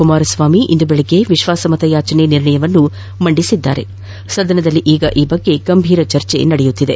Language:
Kannada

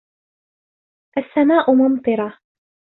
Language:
Arabic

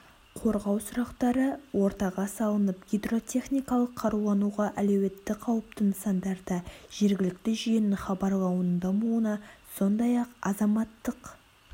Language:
Kazakh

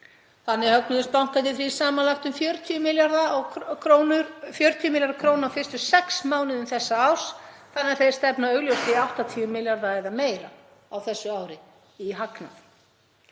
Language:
Icelandic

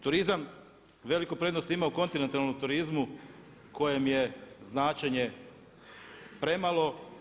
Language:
Croatian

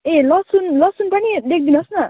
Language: Nepali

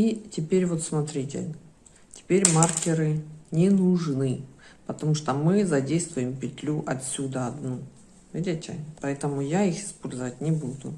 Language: Russian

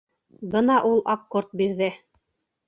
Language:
Bashkir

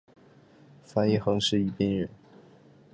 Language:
Chinese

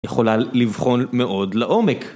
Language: Hebrew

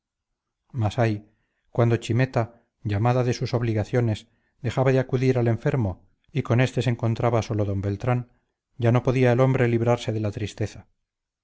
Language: Spanish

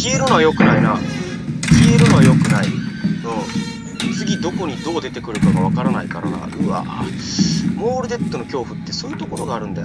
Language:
Japanese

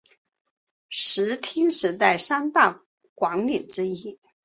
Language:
Chinese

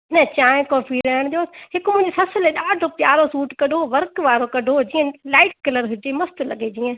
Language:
Sindhi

